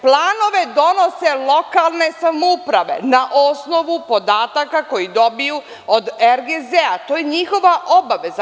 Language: Serbian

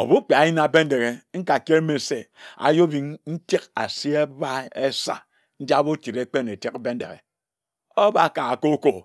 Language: Ejagham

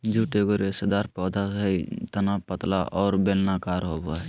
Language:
Magahi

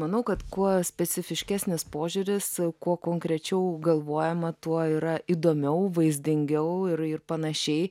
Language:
Lithuanian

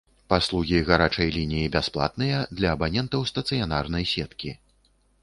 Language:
Belarusian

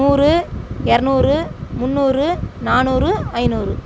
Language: Tamil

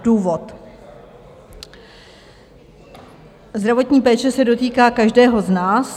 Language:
Czech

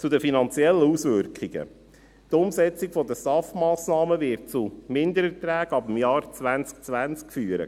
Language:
Swiss German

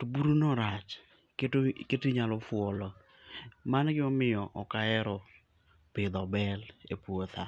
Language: Luo (Kenya and Tanzania)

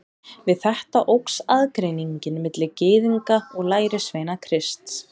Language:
Icelandic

